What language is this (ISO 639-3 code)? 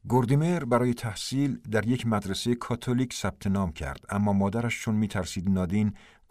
fas